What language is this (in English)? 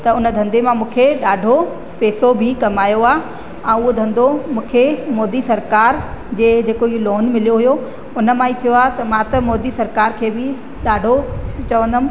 Sindhi